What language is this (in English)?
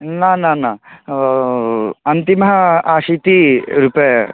Sanskrit